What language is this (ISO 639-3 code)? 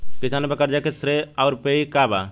bho